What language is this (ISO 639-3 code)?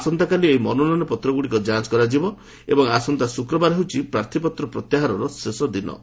ori